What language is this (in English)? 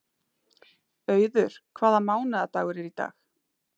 Icelandic